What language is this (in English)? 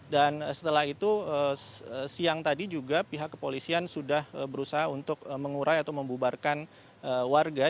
Indonesian